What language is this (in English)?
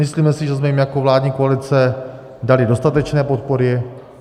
Czech